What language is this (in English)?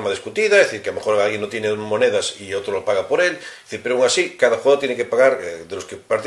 Spanish